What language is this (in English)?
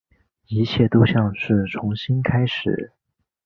Chinese